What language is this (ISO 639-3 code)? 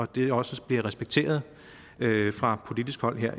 dan